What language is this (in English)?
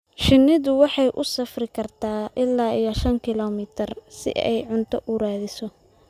Somali